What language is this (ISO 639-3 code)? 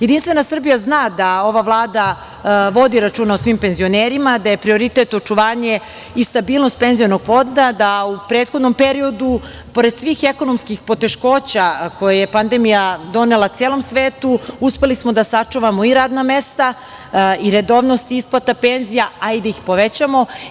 srp